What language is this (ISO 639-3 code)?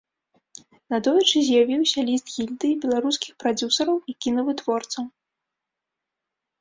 bel